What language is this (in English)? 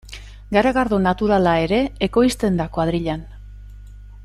Basque